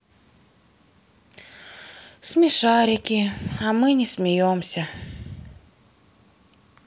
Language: Russian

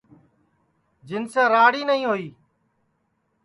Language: Sansi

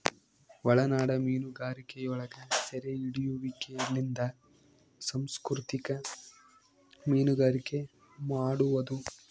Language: Kannada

